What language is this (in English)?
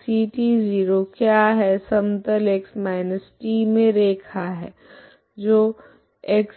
Hindi